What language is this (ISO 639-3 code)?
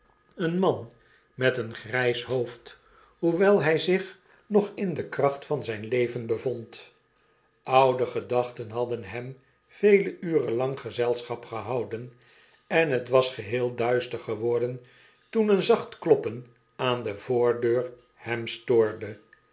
nld